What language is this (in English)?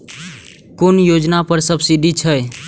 Maithili